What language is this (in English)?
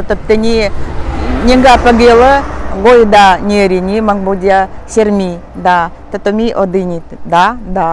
Nauru